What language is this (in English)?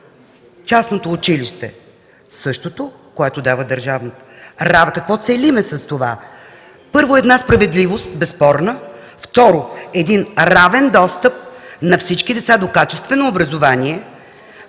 Bulgarian